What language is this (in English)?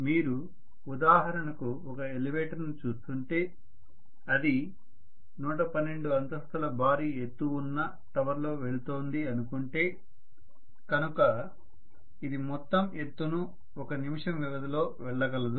Telugu